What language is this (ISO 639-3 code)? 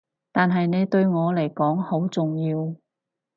yue